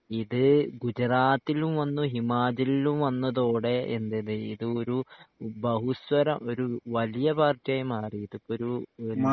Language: Malayalam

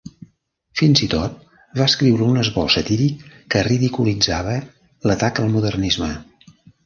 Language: Catalan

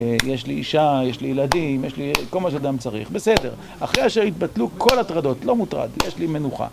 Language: Hebrew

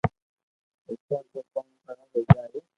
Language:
Loarki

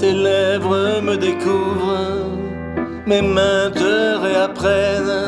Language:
French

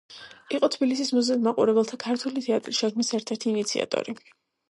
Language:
Georgian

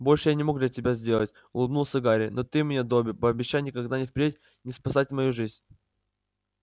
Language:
Russian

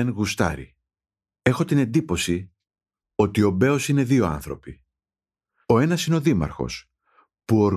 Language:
Greek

